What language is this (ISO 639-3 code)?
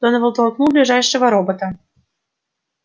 rus